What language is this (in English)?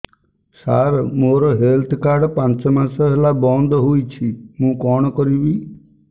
Odia